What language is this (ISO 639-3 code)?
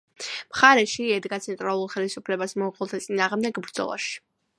kat